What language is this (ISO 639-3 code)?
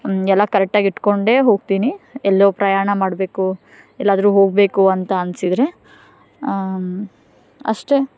kan